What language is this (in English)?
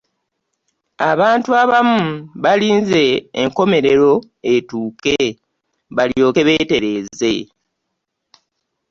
Ganda